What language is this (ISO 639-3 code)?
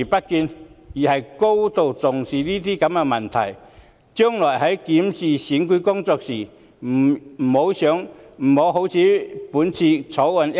yue